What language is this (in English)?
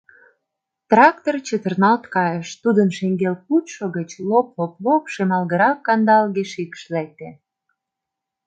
Mari